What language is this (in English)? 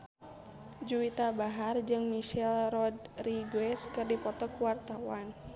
Sundanese